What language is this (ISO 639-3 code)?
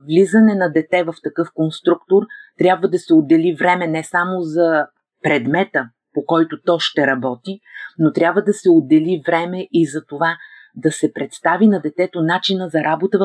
bul